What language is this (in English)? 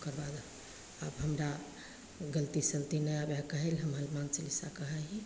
Maithili